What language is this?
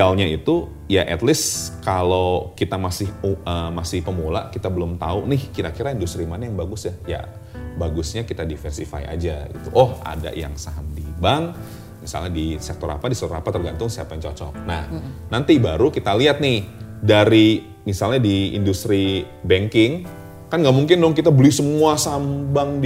Indonesian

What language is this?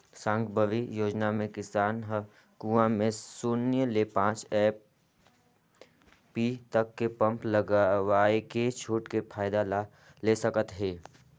Chhattisgarhi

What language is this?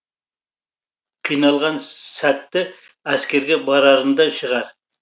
Kazakh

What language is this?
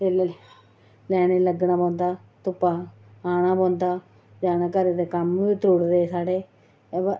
Dogri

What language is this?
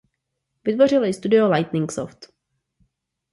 Czech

